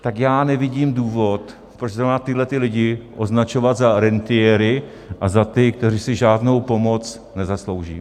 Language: Czech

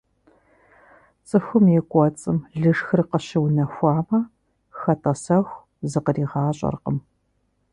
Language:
Kabardian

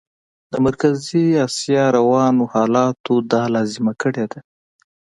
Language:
Pashto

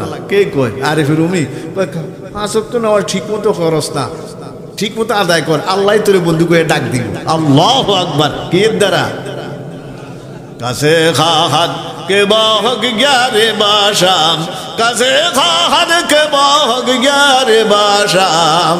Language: Bangla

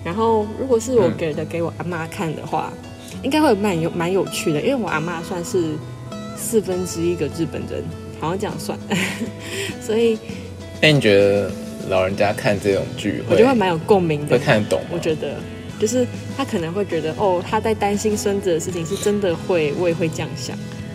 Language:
Chinese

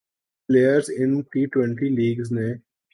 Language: Urdu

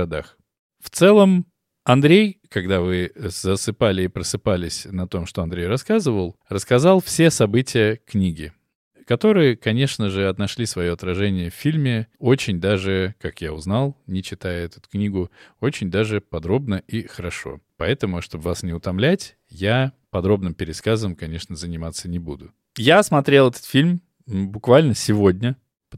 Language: Russian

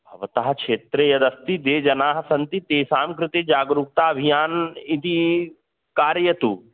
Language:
Sanskrit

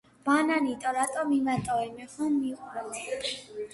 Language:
Georgian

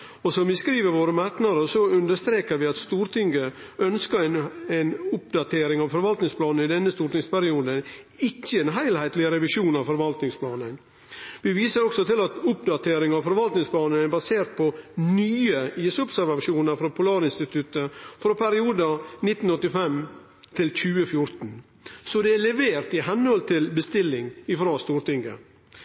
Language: Norwegian Nynorsk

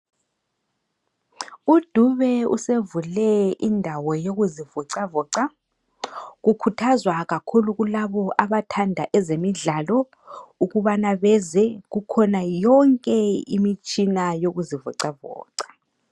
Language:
North Ndebele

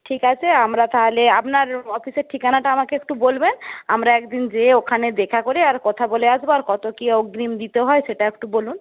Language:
Bangla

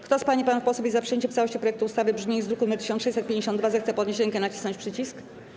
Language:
Polish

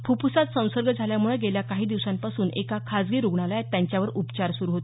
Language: Marathi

